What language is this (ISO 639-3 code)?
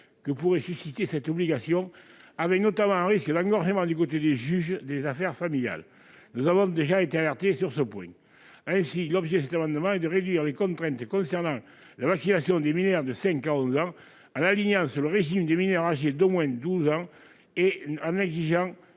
fra